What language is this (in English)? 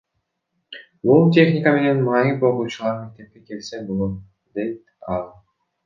Kyrgyz